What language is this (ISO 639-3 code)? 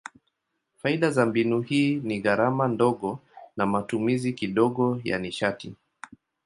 swa